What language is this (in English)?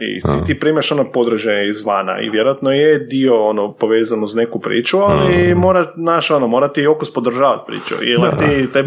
Croatian